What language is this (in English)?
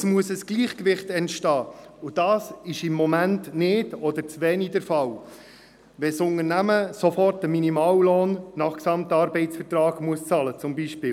Swiss German